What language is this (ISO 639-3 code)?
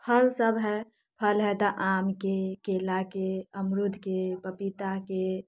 mai